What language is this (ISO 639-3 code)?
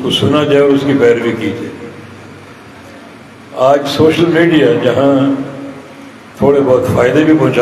ara